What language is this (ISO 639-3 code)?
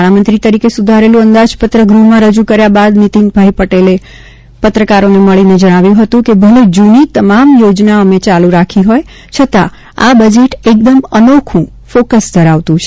guj